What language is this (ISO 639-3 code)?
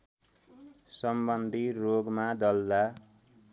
nep